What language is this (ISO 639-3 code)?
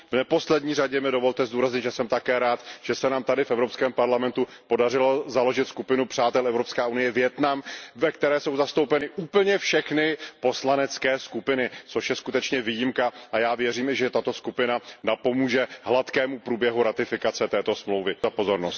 ces